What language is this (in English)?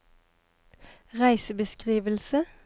Norwegian